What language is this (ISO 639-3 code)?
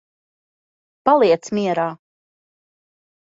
lav